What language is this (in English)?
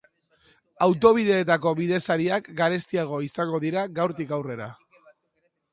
Basque